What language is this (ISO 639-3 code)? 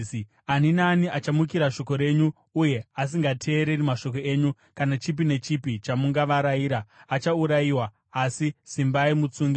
sna